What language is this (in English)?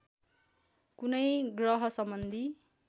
Nepali